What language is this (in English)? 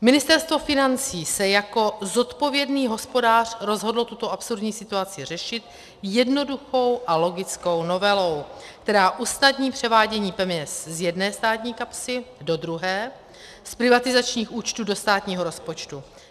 Czech